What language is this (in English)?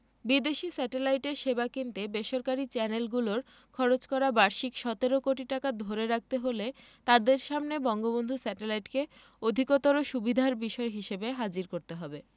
Bangla